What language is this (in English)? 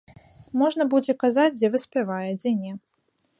Belarusian